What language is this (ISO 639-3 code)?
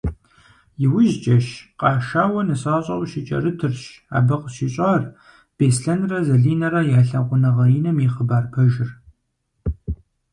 kbd